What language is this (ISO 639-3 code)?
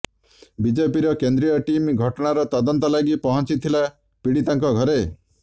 ori